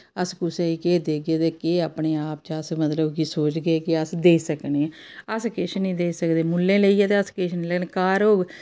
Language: Dogri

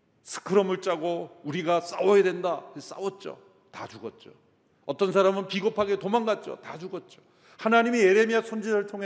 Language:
Korean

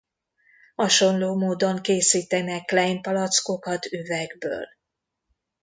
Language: Hungarian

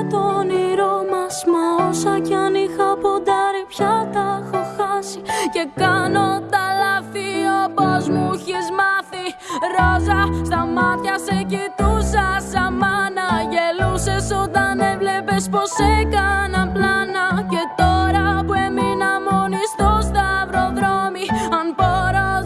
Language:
Greek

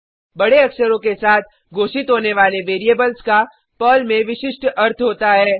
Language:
Hindi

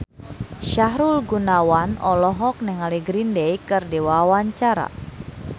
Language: Sundanese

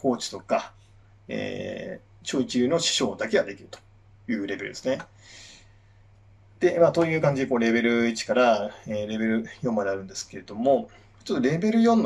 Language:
Japanese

